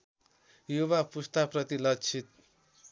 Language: Nepali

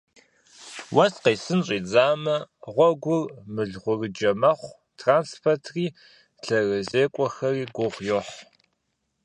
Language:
Kabardian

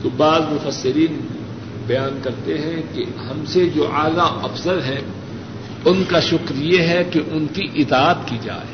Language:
Urdu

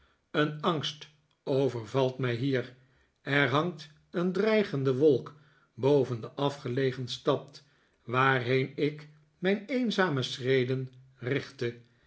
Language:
Dutch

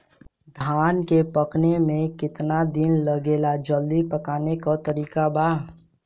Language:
Bhojpuri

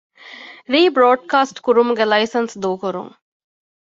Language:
Divehi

